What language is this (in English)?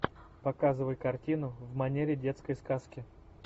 Russian